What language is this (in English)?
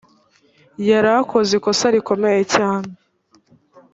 Kinyarwanda